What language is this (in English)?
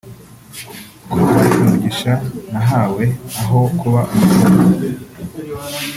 Kinyarwanda